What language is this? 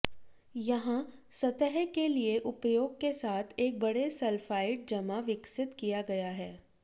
Hindi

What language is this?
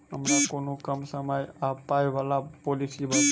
Maithili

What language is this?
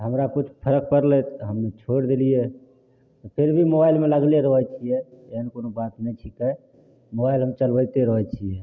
Maithili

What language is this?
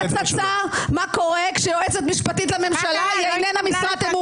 Hebrew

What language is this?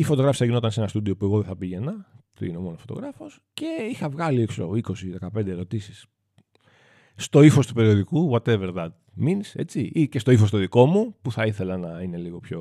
Greek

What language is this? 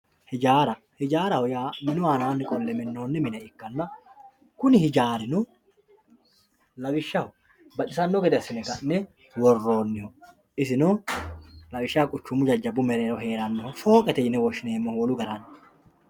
Sidamo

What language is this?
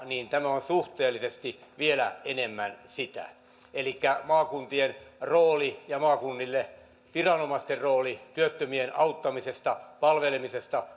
Finnish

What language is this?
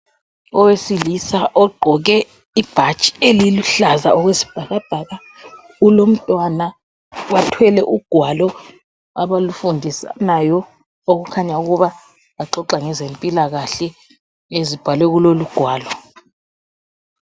North Ndebele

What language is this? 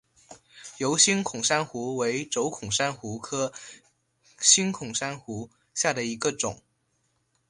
Chinese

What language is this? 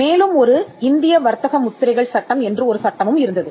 Tamil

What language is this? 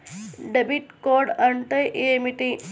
Telugu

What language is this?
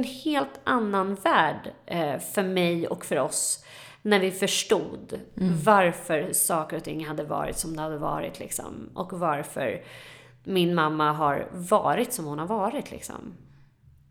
Swedish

